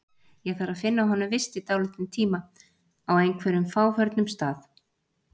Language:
Icelandic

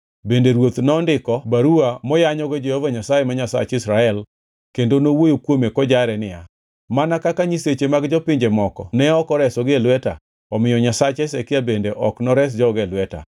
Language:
Luo (Kenya and Tanzania)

